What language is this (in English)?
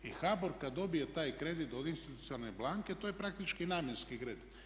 Croatian